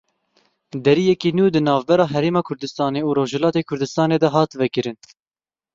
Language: Kurdish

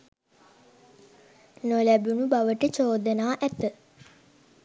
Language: Sinhala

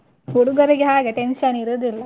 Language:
Kannada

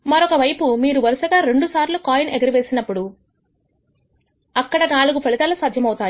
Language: Telugu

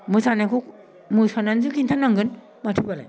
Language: Bodo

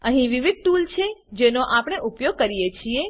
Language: Gujarati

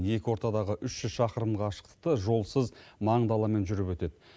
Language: Kazakh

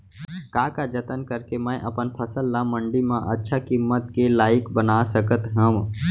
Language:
Chhattisgarhi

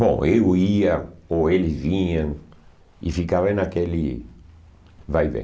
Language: Portuguese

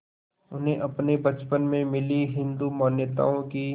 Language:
Hindi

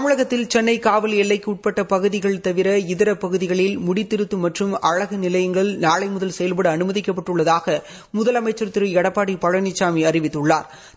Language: Tamil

